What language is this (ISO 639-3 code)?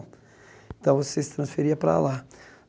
por